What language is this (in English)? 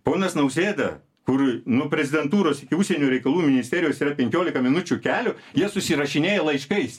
Lithuanian